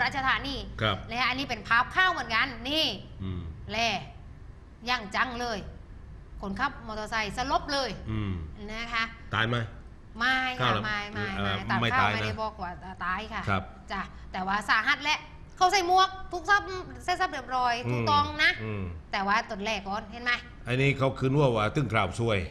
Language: Thai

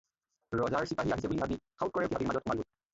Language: Assamese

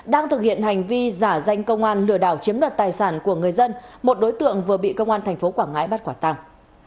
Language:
Vietnamese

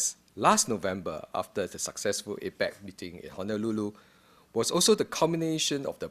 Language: English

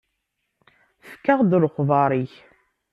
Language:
Kabyle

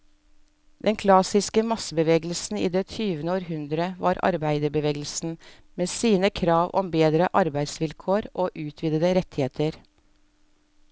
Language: Norwegian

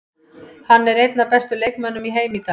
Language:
Icelandic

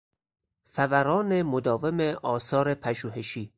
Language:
Persian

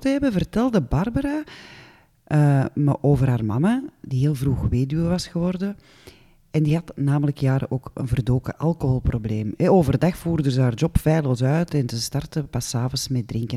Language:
Dutch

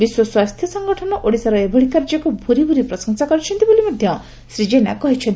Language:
Odia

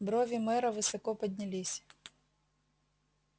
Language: Russian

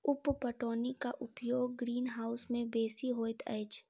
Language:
Maithili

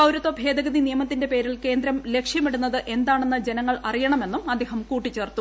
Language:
Malayalam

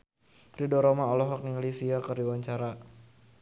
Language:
Sundanese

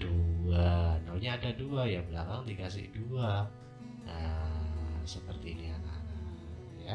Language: Indonesian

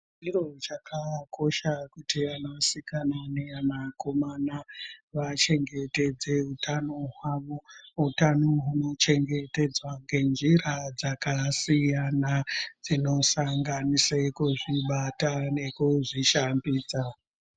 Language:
Ndau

